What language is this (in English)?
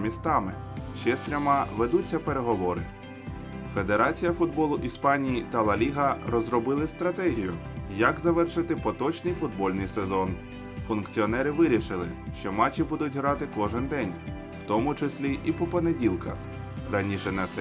Ukrainian